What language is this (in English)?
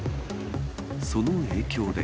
Japanese